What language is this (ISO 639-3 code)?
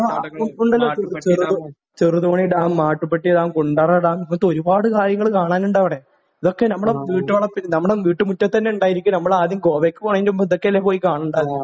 mal